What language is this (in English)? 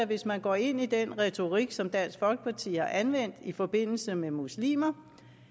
Danish